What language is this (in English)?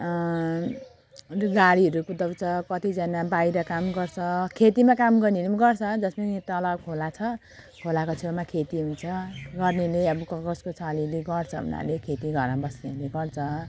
Nepali